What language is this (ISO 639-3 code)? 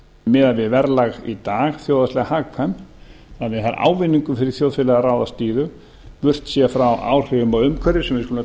isl